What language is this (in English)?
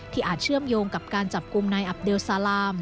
Thai